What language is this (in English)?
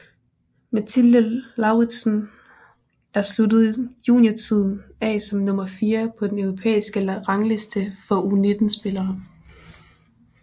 Danish